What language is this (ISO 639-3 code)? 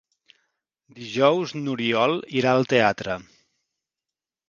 cat